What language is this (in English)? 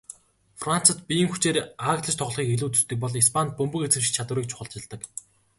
Mongolian